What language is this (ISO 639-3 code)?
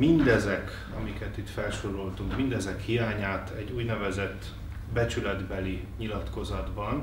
hun